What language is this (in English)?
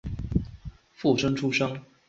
Chinese